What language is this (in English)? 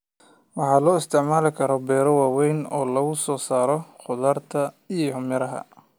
Somali